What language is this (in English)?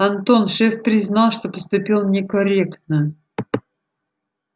Russian